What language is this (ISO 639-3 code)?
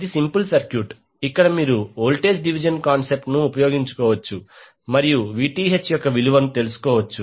tel